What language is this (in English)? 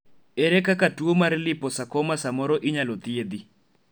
Luo (Kenya and Tanzania)